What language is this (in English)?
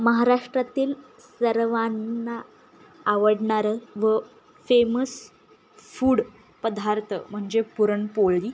Marathi